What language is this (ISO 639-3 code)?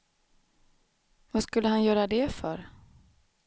swe